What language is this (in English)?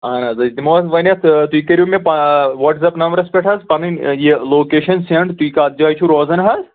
Kashmiri